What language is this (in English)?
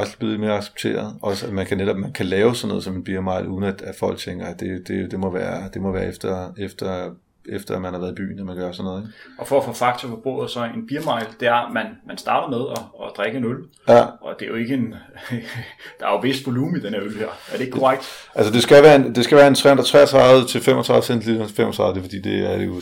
Danish